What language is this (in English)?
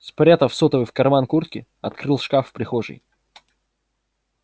Russian